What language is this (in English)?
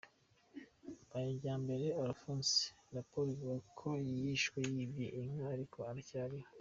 Kinyarwanda